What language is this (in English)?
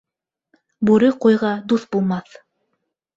Bashkir